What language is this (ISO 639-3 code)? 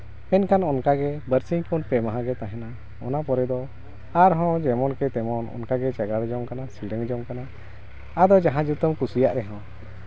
sat